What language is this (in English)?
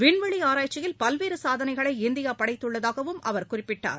Tamil